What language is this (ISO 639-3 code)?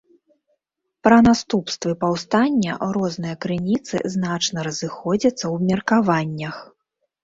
bel